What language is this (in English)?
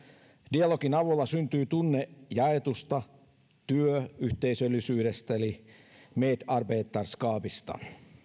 Finnish